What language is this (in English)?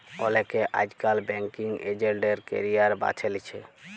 Bangla